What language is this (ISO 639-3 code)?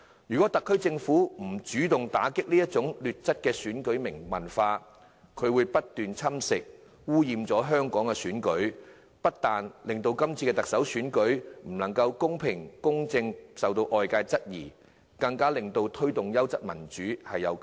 yue